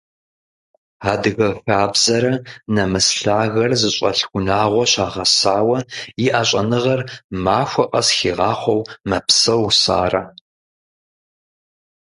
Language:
Kabardian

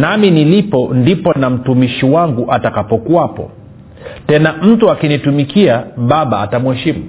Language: Swahili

